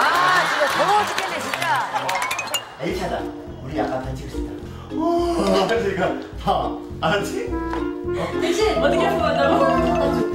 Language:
Korean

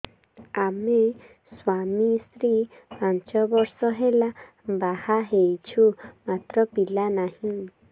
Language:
Odia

